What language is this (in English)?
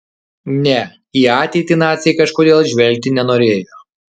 Lithuanian